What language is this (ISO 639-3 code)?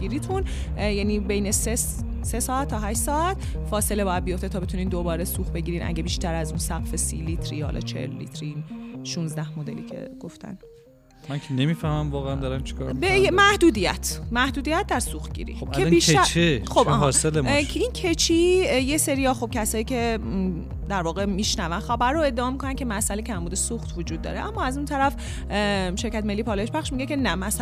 fas